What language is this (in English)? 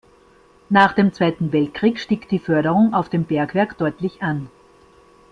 German